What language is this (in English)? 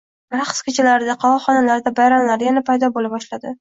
Uzbek